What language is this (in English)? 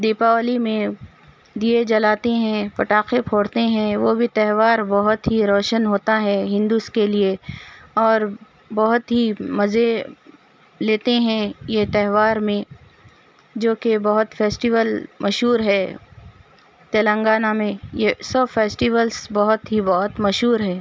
Urdu